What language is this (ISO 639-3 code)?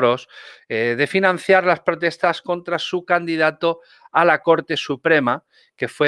spa